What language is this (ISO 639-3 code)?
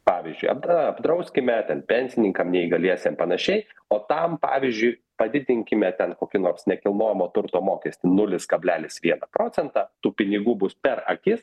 lit